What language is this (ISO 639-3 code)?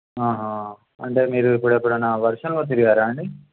tel